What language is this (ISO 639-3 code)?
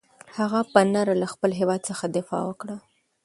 pus